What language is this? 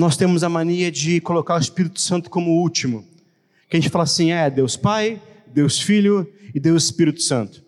Portuguese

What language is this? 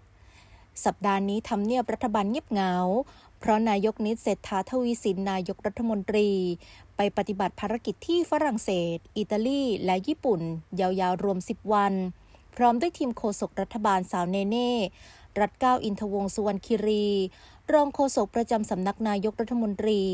Thai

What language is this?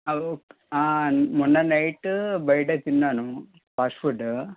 Telugu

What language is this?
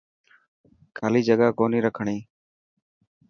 Dhatki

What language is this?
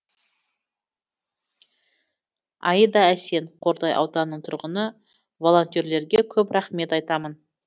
Kazakh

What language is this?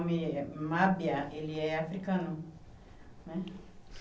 Portuguese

